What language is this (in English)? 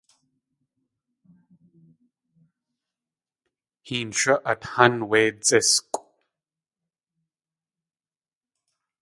Tlingit